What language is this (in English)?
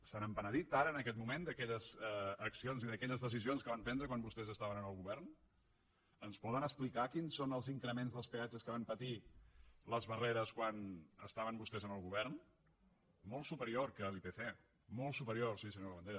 Catalan